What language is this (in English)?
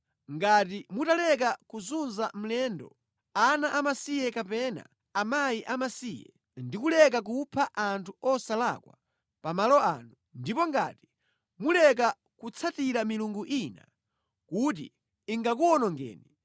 Nyanja